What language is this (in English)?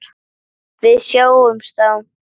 Icelandic